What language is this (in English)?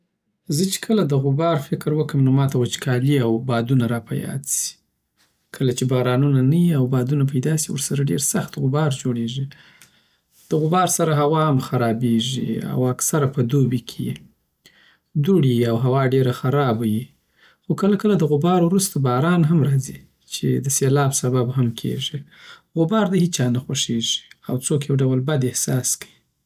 Southern Pashto